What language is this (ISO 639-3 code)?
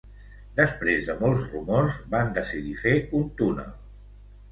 cat